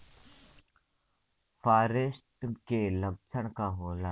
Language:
Bhojpuri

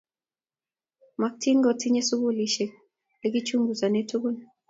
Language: Kalenjin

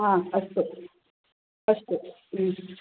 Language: Sanskrit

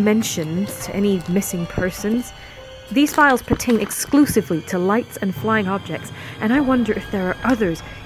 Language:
English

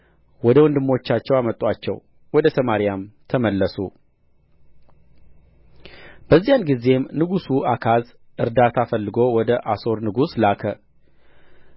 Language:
Amharic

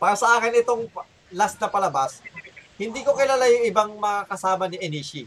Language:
Filipino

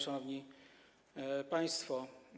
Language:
Polish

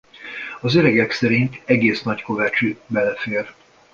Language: Hungarian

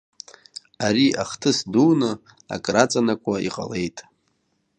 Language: Abkhazian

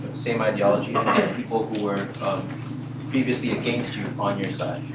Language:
English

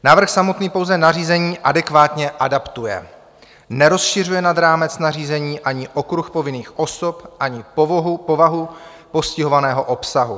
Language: Czech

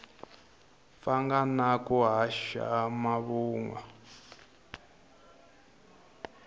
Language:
Tsonga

